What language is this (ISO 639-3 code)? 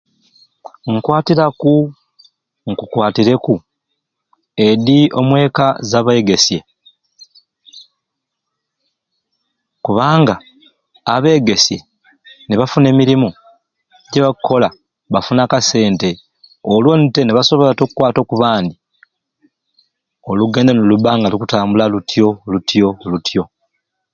ruc